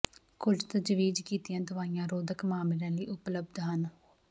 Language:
Punjabi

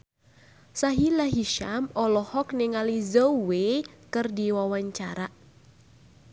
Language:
Sundanese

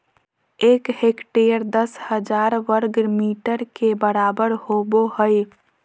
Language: Magahi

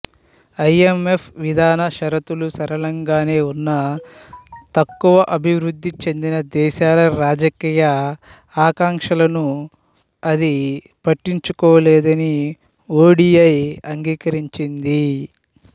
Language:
Telugu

